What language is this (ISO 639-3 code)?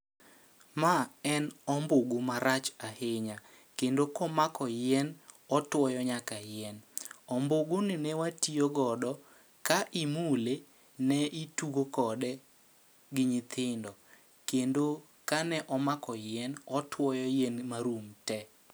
luo